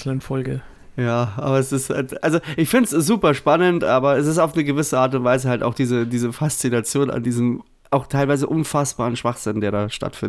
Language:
German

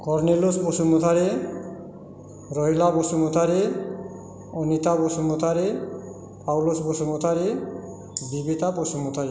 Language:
Bodo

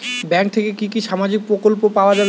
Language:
Bangla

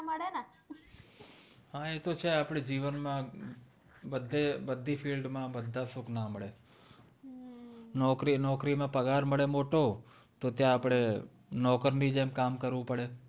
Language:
Gujarati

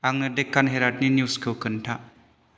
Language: Bodo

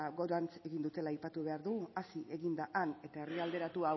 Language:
Basque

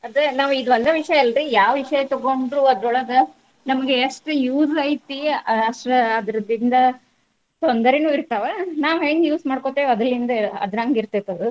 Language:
Kannada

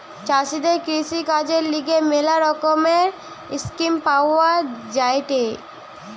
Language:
Bangla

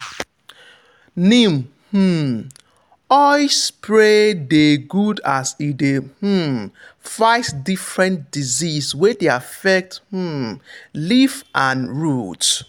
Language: Nigerian Pidgin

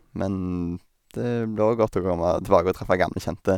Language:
Norwegian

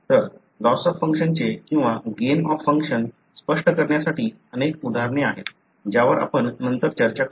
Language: Marathi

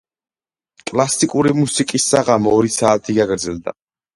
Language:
Georgian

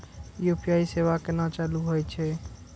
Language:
Maithili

